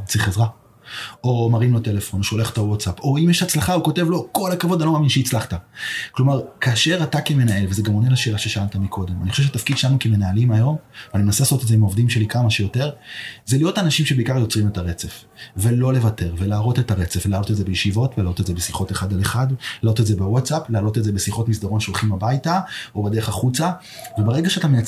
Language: Hebrew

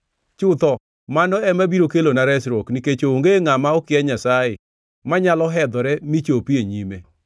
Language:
Luo (Kenya and Tanzania)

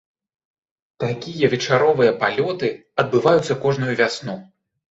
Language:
Belarusian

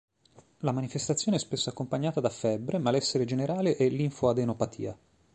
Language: Italian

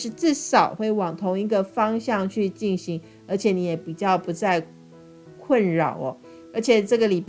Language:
Chinese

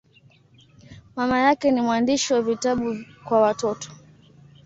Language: Swahili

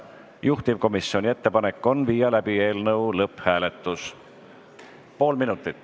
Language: Estonian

